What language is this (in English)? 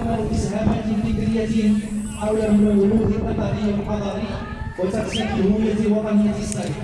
Arabic